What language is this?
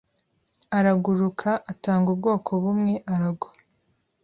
Kinyarwanda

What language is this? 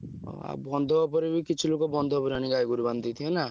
Odia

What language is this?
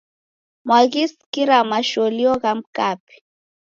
Taita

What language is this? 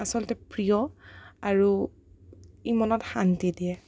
Assamese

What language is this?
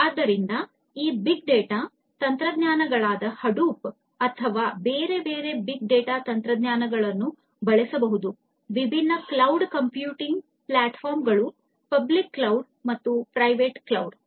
Kannada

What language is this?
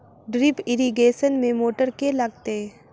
Maithili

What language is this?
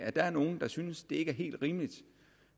Danish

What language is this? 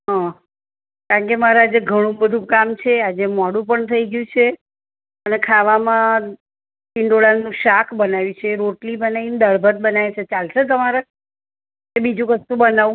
Gujarati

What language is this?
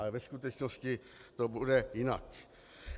Czech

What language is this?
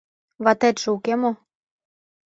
Mari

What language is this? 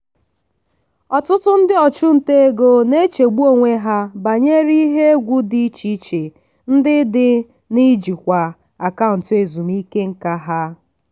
Igbo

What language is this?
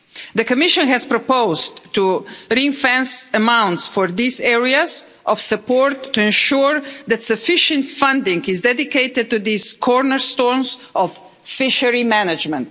English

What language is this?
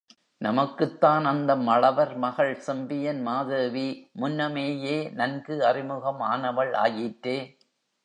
Tamil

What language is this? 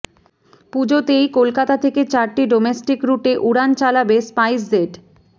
Bangla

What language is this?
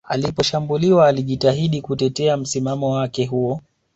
Swahili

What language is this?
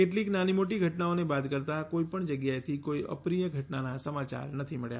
Gujarati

